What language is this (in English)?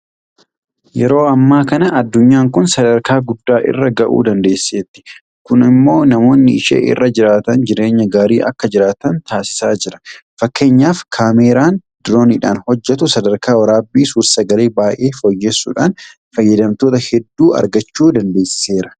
Oromo